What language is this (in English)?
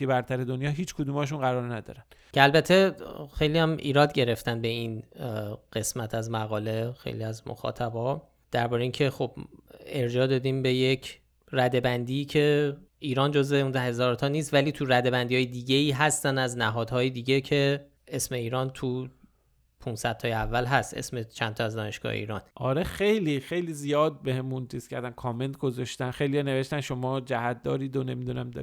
Persian